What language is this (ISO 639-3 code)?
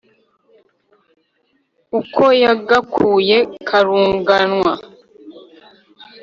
kin